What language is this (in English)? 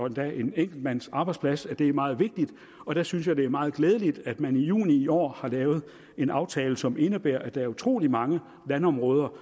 Danish